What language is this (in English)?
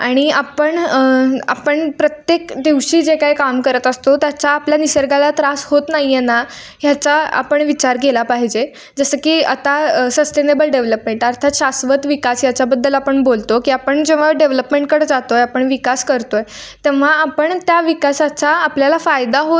Marathi